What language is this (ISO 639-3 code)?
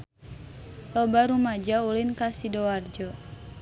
sun